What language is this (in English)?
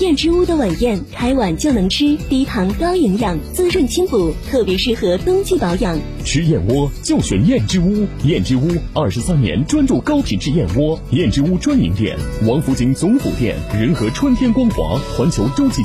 Chinese